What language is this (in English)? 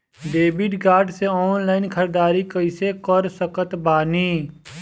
Bhojpuri